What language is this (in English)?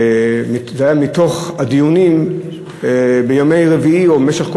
Hebrew